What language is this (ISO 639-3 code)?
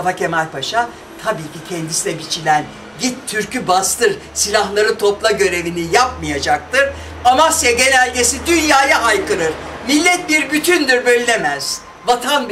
tur